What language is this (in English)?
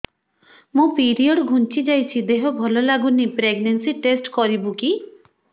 Odia